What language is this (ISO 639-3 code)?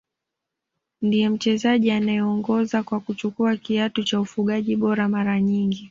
swa